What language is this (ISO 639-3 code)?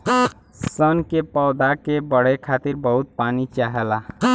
bho